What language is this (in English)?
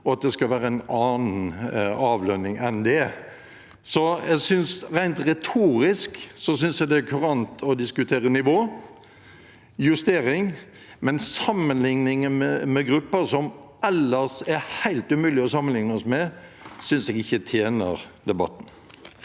Norwegian